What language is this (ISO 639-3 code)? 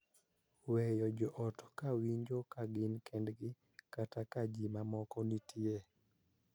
luo